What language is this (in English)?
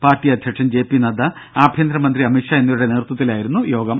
Malayalam